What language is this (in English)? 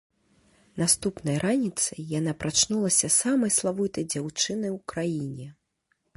Belarusian